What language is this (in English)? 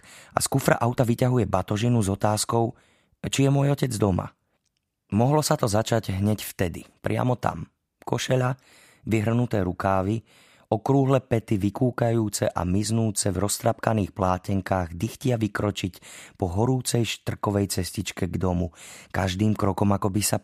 Slovak